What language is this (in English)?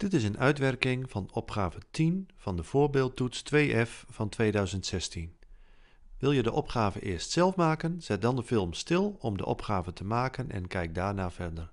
Dutch